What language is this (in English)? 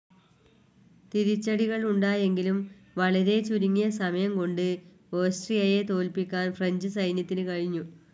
Malayalam